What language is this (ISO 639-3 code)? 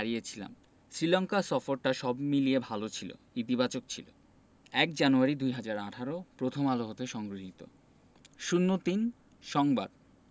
ben